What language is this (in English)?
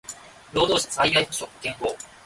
Japanese